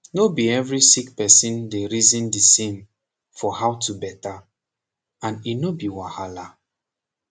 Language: Nigerian Pidgin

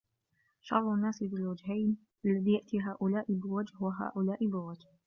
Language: Arabic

